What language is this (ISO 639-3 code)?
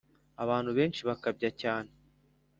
kin